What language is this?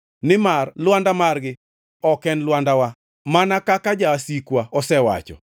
Luo (Kenya and Tanzania)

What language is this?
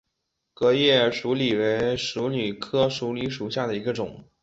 Chinese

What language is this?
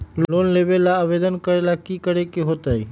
Magahi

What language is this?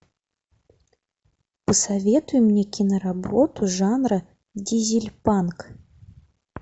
Russian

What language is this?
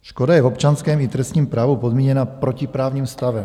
Czech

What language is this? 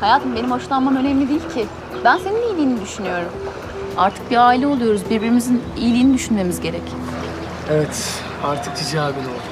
Turkish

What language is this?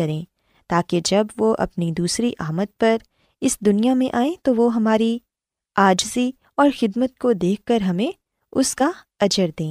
Urdu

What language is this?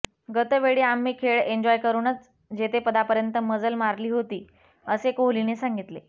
Marathi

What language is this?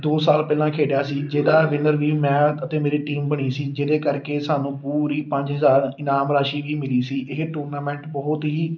Punjabi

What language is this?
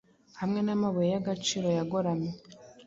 Kinyarwanda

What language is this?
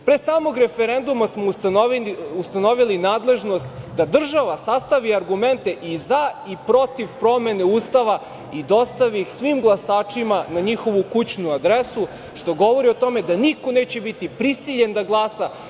Serbian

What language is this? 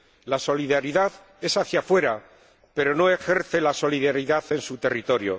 Spanish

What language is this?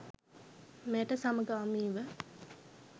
Sinhala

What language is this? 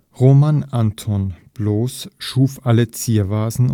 German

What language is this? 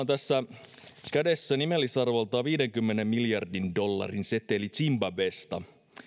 Finnish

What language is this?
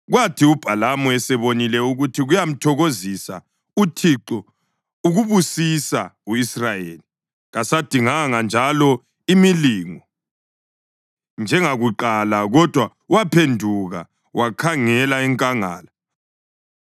North Ndebele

